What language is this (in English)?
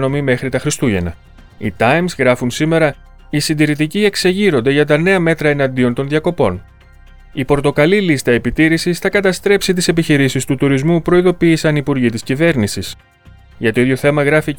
Greek